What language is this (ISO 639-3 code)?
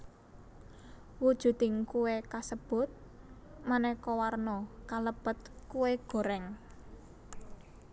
jav